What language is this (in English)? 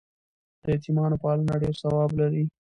Pashto